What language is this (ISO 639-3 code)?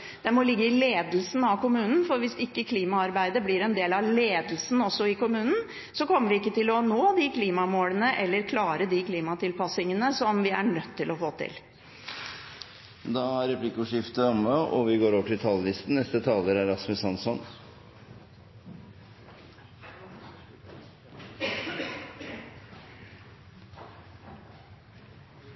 nor